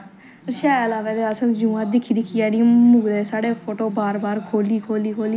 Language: Dogri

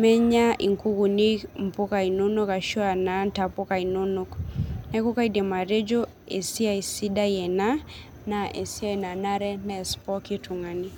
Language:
Masai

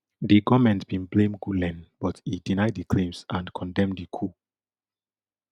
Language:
Nigerian Pidgin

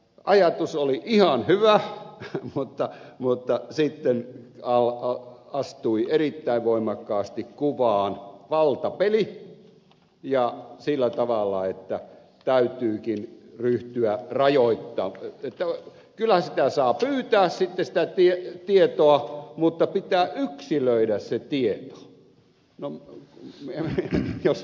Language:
Finnish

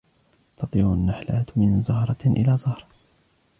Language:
Arabic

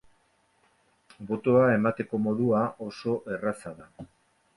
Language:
Basque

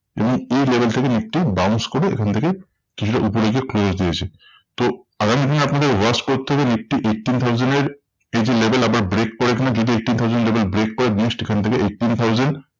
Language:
Bangla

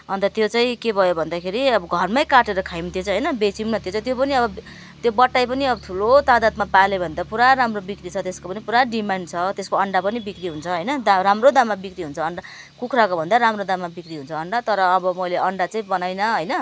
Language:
Nepali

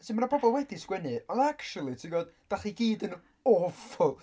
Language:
Welsh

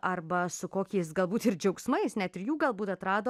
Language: Lithuanian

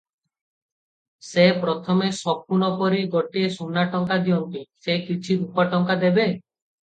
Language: Odia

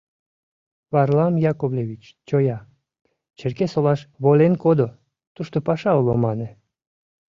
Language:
Mari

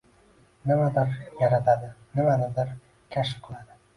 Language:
Uzbek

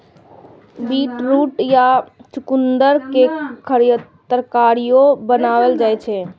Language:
Maithili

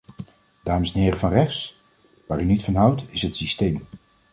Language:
Dutch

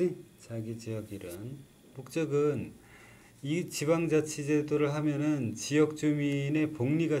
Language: Korean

